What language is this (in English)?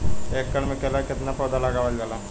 Bhojpuri